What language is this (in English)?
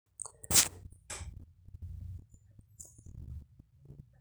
Masai